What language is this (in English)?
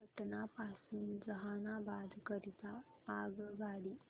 Marathi